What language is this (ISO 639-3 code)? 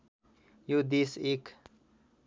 nep